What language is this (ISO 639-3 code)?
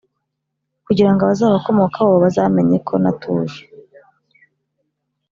kin